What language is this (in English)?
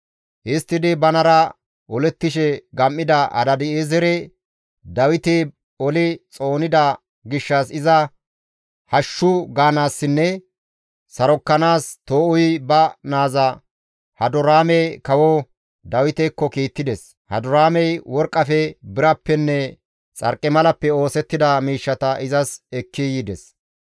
Gamo